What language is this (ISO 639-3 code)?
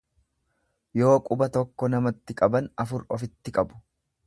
orm